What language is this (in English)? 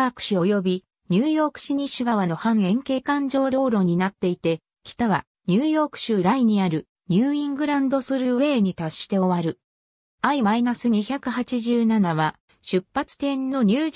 Japanese